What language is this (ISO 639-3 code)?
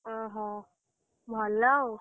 ori